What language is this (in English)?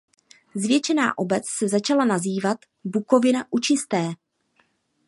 Czech